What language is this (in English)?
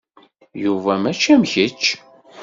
Kabyle